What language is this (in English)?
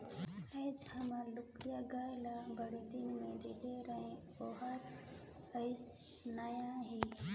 Chhattisgarhi